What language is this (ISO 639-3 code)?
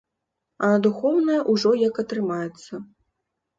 bel